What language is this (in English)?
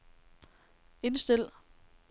Danish